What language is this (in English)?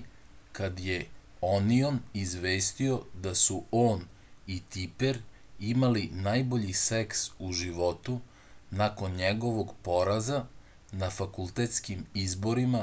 Serbian